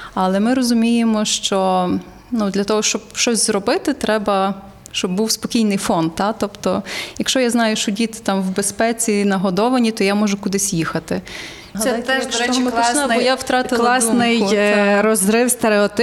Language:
Ukrainian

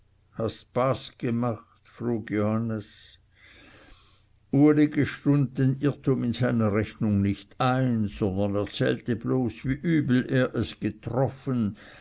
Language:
German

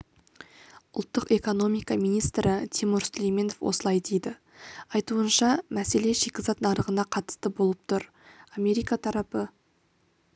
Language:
Kazakh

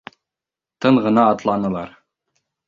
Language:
Bashkir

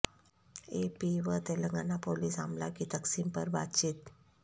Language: Urdu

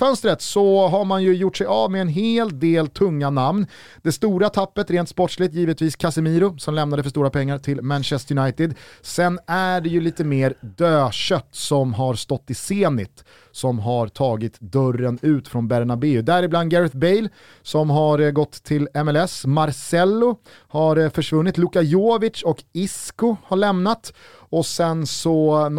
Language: Swedish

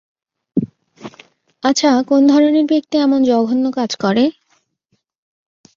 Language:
Bangla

